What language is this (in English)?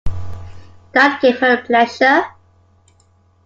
English